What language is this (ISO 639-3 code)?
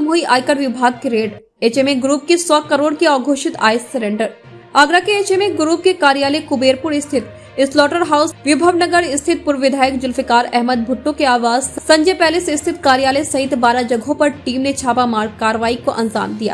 hin